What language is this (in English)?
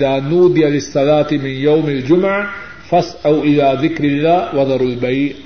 Urdu